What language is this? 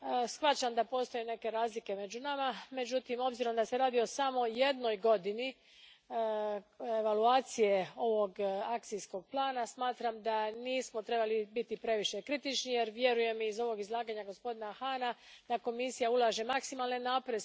Croatian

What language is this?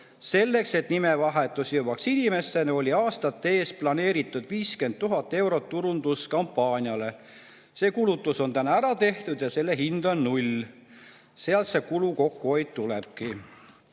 Estonian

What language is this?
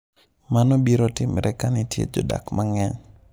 Luo (Kenya and Tanzania)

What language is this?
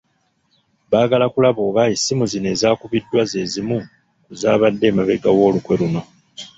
Ganda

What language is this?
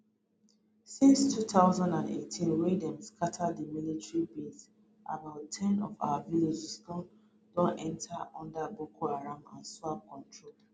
Nigerian Pidgin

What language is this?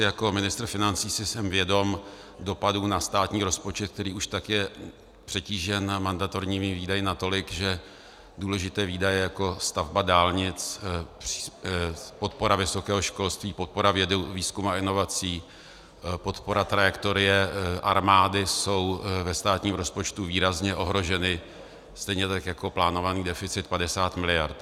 Czech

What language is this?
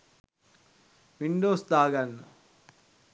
Sinhala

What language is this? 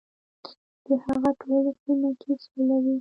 Pashto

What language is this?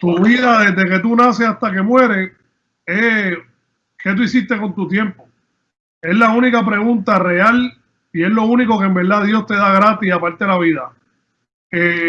Spanish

